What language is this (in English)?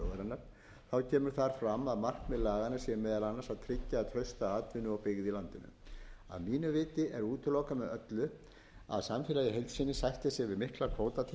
Icelandic